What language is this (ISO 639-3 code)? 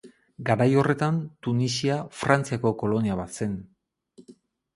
eus